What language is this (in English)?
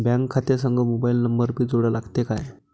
Marathi